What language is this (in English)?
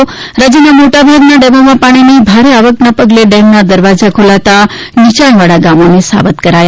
Gujarati